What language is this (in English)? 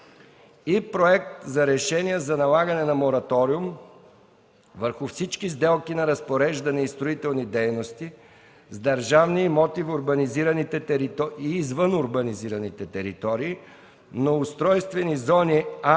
Bulgarian